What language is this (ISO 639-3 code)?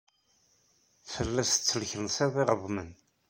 kab